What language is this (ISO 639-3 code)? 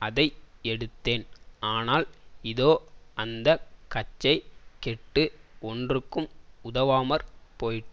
tam